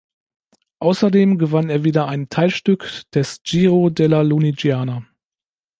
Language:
German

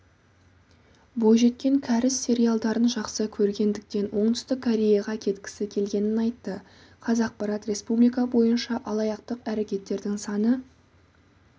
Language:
Kazakh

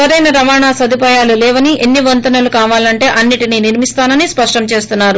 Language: Telugu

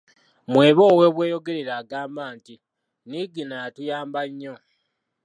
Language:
Ganda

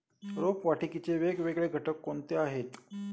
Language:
Marathi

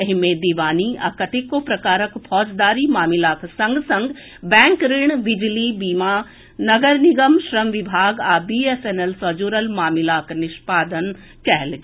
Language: Maithili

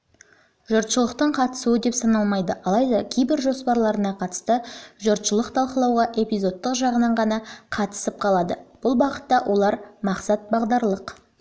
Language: Kazakh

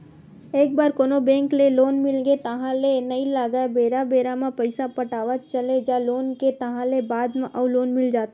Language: Chhattisgarhi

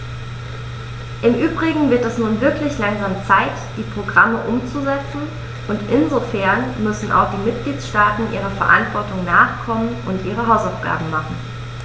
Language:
German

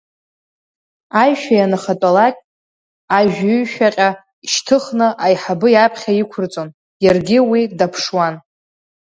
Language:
Abkhazian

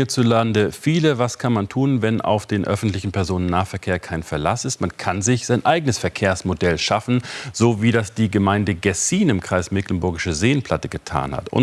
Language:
German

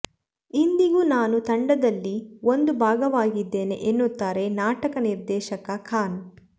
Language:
Kannada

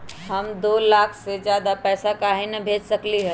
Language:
Magahi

